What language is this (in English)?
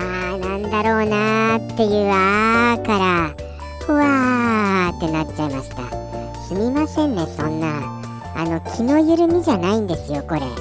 Japanese